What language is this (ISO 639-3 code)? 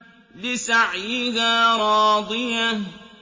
ara